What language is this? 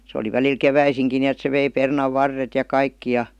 Finnish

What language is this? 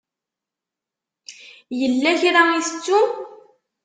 Kabyle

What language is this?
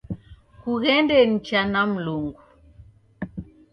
Taita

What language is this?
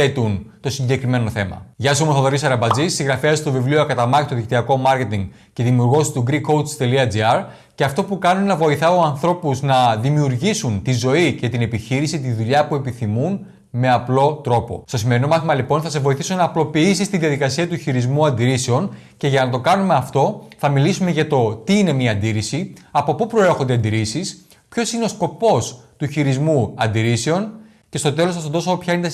Greek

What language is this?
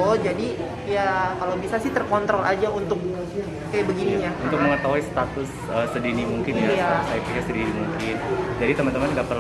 Indonesian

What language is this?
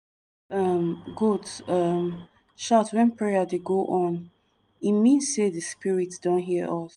Nigerian Pidgin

